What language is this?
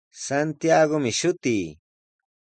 Sihuas Ancash Quechua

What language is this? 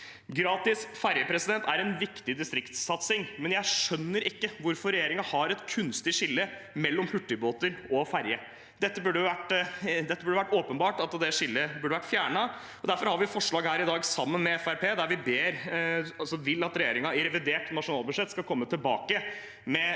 Norwegian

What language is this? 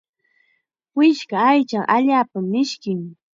Chiquián Ancash Quechua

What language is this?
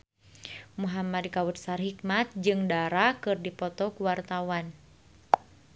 Sundanese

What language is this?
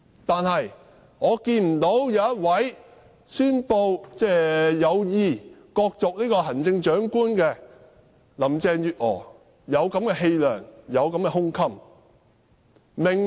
Cantonese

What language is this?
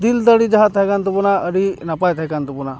Santali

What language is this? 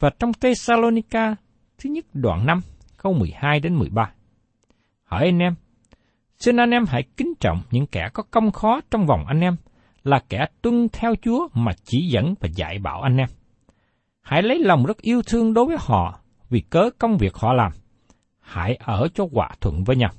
Vietnamese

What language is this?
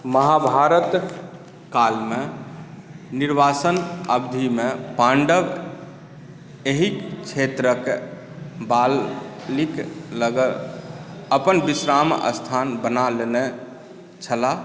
Maithili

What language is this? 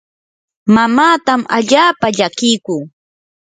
Yanahuanca Pasco Quechua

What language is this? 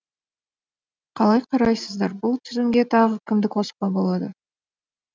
Kazakh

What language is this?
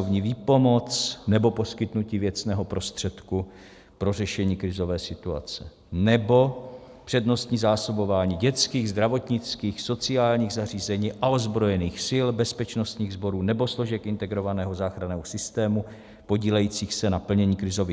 Czech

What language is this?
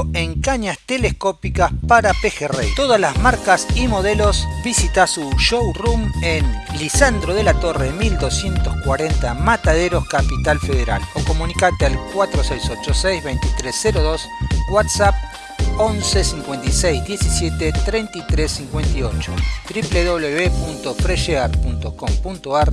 Spanish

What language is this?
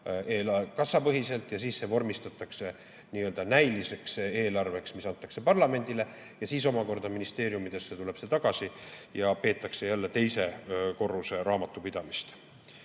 Estonian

